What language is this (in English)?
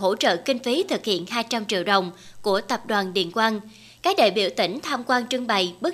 Vietnamese